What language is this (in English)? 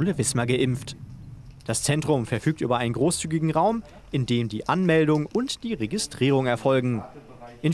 German